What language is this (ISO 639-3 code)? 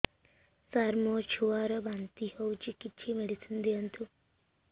ori